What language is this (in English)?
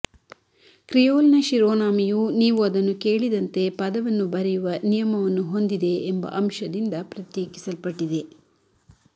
Kannada